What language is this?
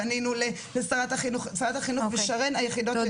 Hebrew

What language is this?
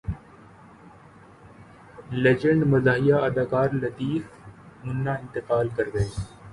Urdu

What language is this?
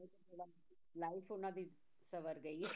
Punjabi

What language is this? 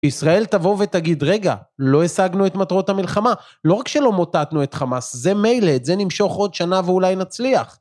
Hebrew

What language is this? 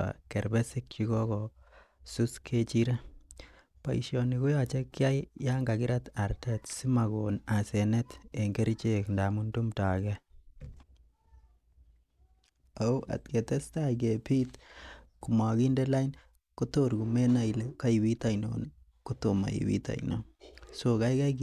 Kalenjin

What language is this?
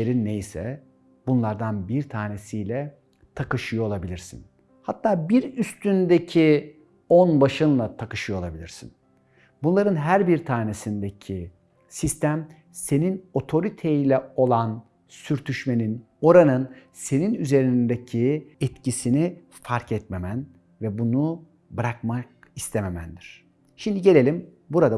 Turkish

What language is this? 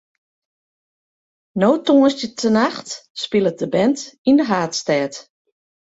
Western Frisian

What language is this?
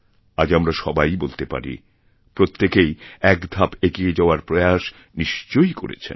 Bangla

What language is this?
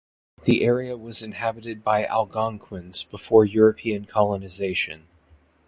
English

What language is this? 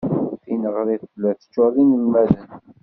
Kabyle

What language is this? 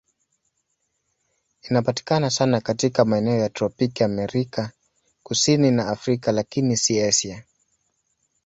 Swahili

